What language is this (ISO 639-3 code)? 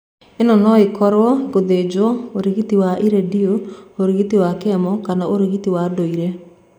kik